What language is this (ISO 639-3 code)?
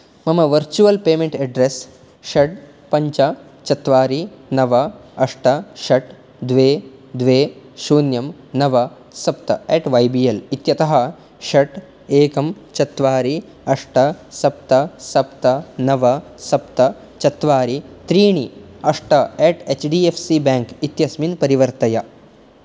san